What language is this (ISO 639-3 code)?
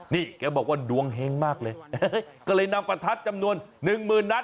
tha